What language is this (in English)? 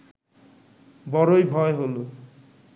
Bangla